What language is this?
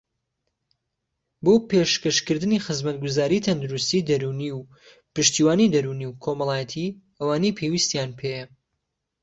Central Kurdish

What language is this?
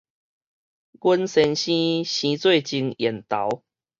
Min Nan Chinese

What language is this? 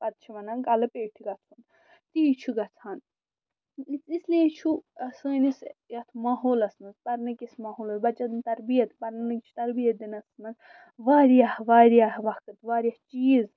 Kashmiri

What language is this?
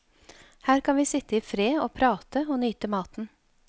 Norwegian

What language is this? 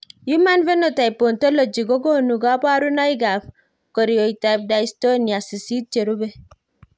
Kalenjin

